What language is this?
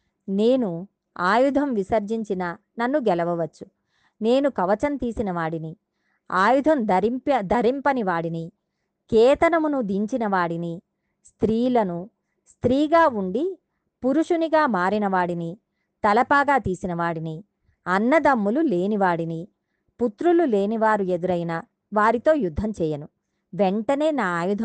Telugu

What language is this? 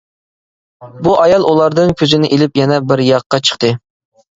Uyghur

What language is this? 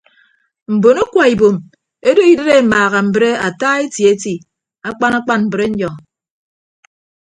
Ibibio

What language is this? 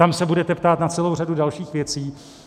Czech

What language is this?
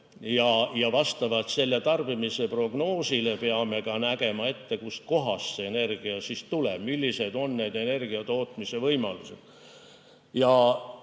Estonian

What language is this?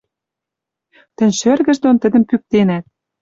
Western Mari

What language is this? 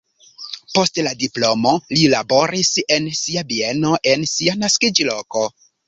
Esperanto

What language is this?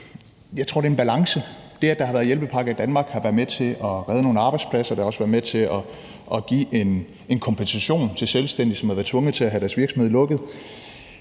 Danish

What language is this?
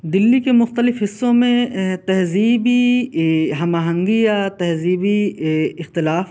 Urdu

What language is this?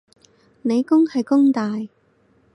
Cantonese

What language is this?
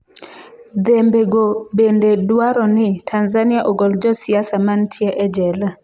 Luo (Kenya and Tanzania)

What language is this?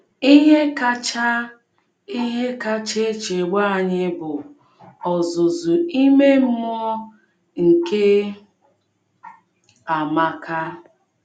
Igbo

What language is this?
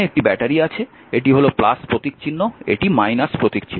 Bangla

